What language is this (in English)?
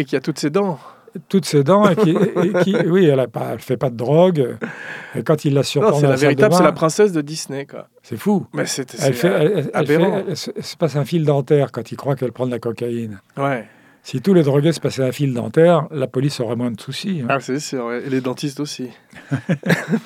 French